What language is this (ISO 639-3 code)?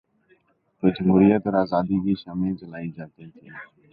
urd